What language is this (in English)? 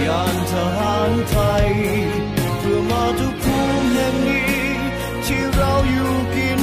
Thai